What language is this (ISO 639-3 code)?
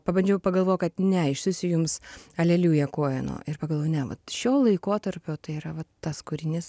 lit